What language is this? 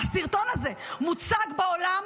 Hebrew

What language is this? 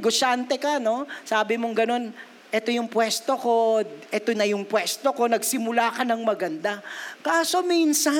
Filipino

